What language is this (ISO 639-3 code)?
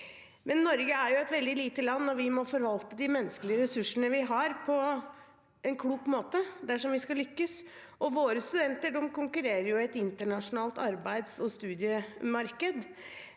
nor